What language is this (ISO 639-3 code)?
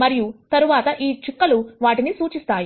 tel